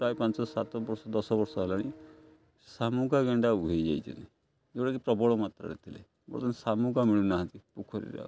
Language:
Odia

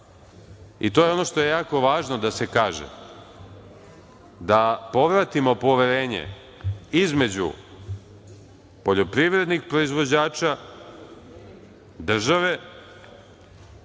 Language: Serbian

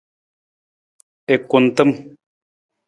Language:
Nawdm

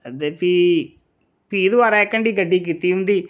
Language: Dogri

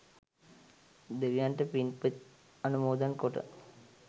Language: Sinhala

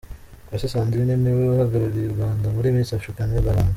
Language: Kinyarwanda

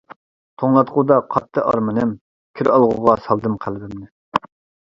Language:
Uyghur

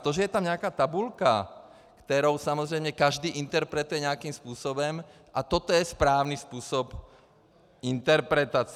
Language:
Czech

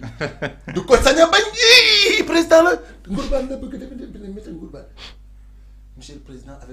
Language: French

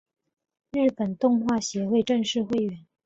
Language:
Chinese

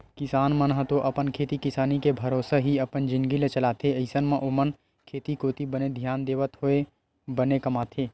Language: Chhattisgarhi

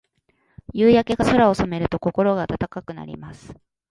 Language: Japanese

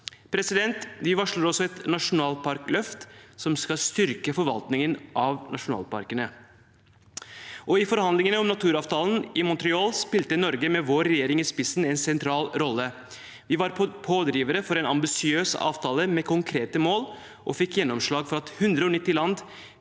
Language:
Norwegian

